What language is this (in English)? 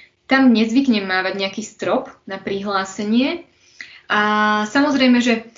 Slovak